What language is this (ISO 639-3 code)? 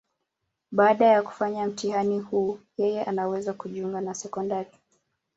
swa